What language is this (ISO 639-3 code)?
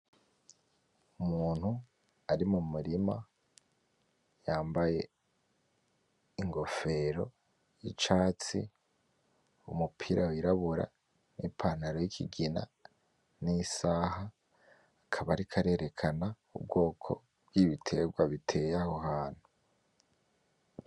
run